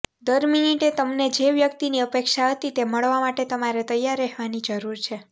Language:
Gujarati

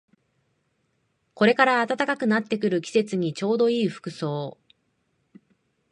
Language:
Japanese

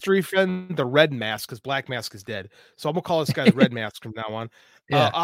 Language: English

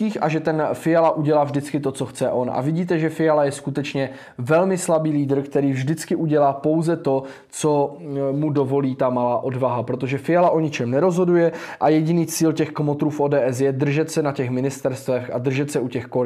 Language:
Czech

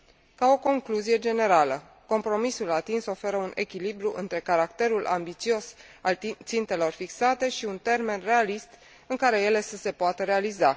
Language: Romanian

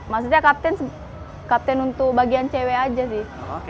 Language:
Indonesian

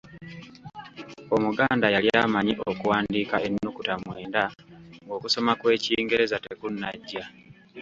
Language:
Ganda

